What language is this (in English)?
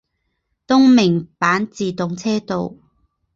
Chinese